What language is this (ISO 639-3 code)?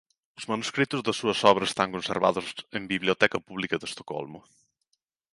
glg